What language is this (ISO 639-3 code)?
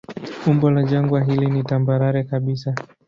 swa